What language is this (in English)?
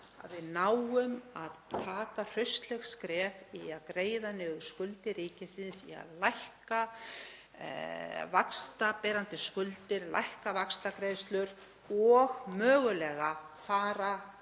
Icelandic